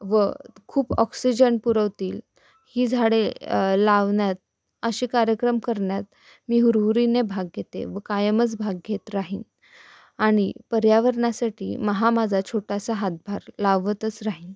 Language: Marathi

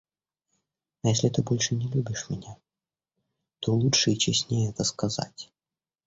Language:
Russian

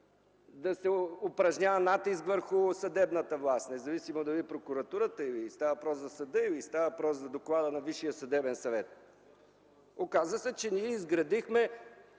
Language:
Bulgarian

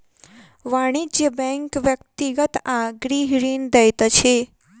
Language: Maithili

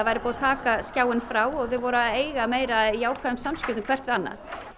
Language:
Icelandic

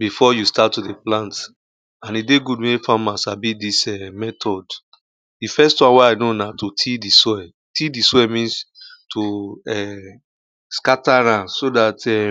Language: Nigerian Pidgin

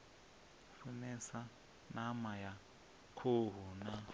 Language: Venda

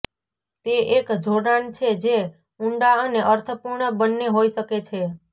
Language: Gujarati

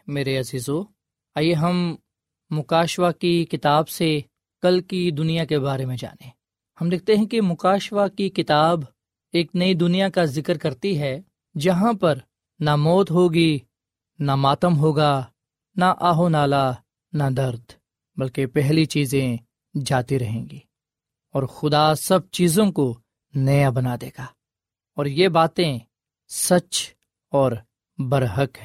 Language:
Urdu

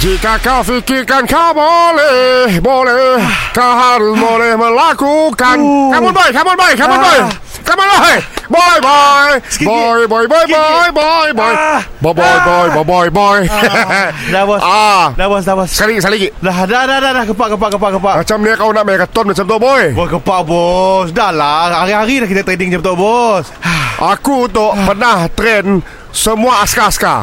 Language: Malay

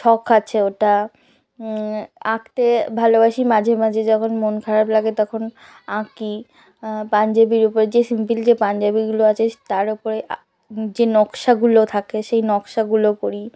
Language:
Bangla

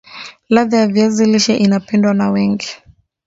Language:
Swahili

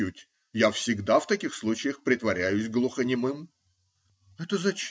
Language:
Russian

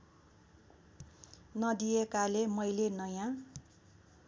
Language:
Nepali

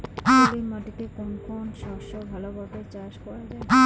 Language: Bangla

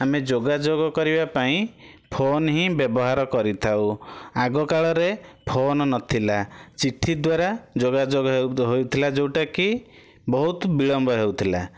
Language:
Odia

